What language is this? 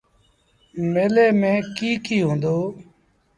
Sindhi Bhil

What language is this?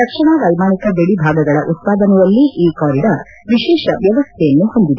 Kannada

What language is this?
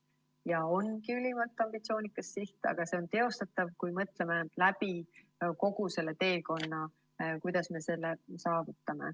Estonian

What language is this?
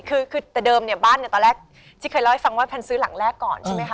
Thai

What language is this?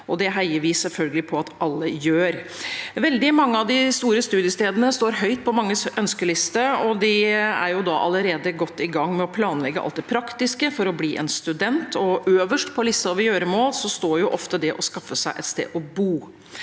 Norwegian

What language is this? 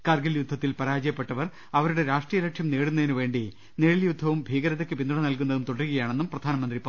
Malayalam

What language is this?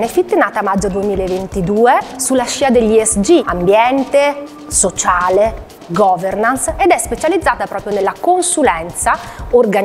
Italian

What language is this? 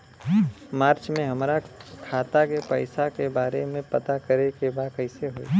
Bhojpuri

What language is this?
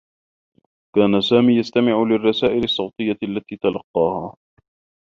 Arabic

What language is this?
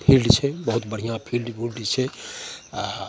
Maithili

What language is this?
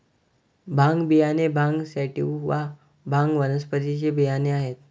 Marathi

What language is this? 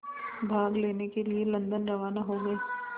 Hindi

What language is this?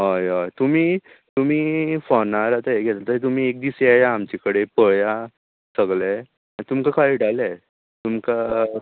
Konkani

